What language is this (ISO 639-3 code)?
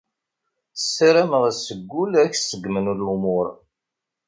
kab